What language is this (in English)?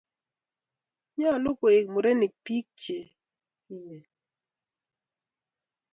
Kalenjin